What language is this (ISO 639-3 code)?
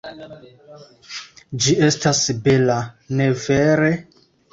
epo